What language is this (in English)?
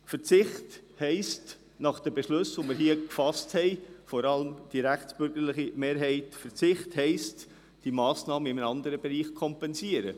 Swiss German